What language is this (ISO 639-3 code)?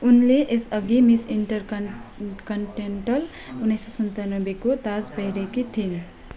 nep